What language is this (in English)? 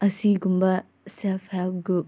Manipuri